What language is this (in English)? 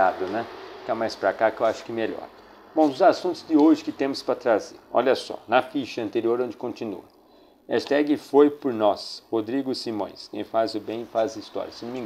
Portuguese